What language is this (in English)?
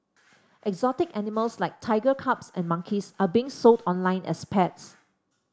English